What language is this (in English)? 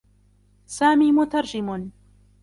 Arabic